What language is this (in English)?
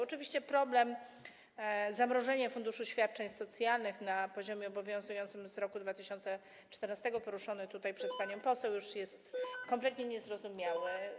Polish